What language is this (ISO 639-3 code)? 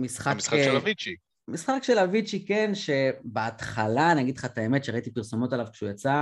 heb